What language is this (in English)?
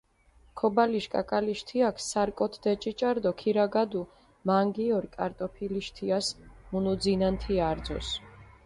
Mingrelian